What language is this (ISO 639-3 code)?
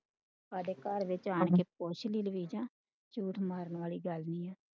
pan